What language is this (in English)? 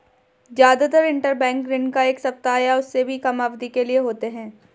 Hindi